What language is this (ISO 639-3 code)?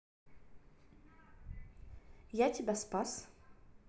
rus